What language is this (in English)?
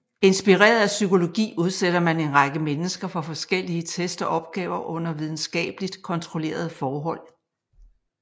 Danish